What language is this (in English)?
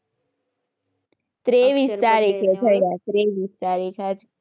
Gujarati